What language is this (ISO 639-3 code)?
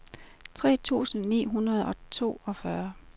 dan